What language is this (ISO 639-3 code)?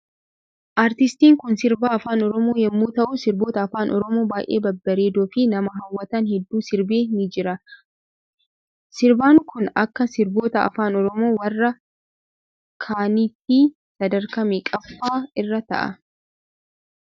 orm